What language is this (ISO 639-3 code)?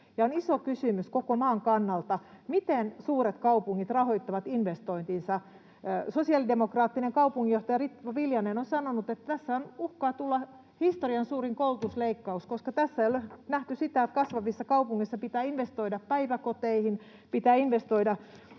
fin